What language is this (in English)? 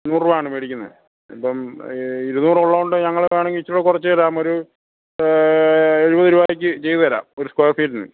Malayalam